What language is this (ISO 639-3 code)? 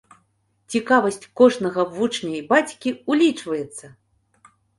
bel